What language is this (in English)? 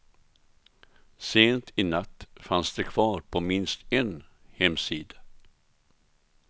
Swedish